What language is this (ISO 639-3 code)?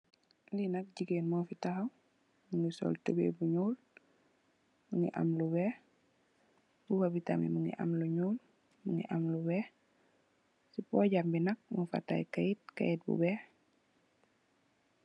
wol